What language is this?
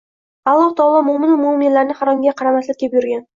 Uzbek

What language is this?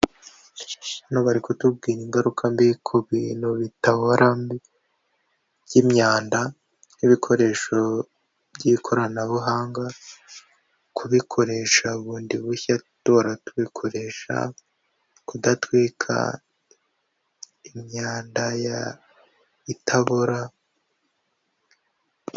Kinyarwanda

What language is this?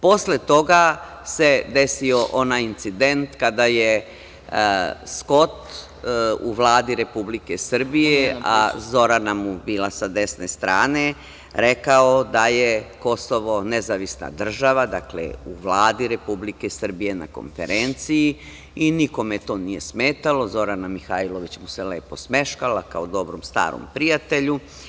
Serbian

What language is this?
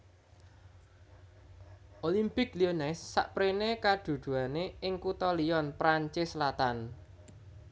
Javanese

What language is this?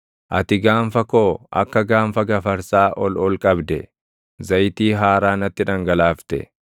Oromo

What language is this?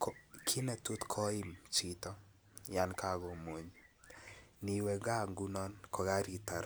Kalenjin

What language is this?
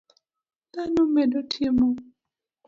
Luo (Kenya and Tanzania)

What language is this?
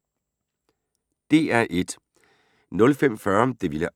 Danish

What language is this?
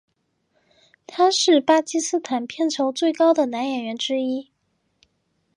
Chinese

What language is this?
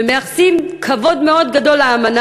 Hebrew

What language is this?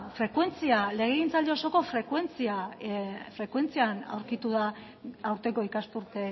Basque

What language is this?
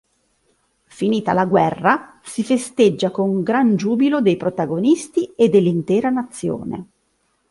Italian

